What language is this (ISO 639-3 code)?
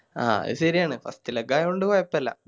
mal